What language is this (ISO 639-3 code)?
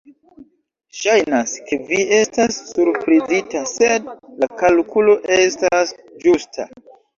epo